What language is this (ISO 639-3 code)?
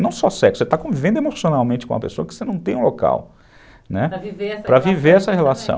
por